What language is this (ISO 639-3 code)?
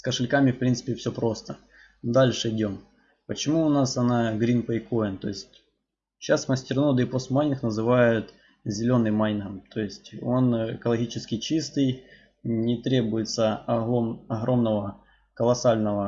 rus